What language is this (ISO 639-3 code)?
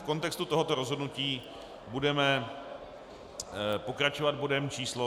ces